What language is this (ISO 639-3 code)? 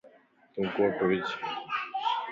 lss